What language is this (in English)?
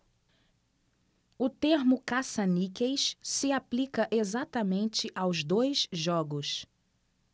Portuguese